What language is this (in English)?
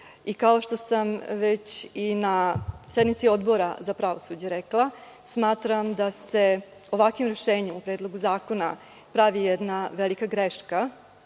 Serbian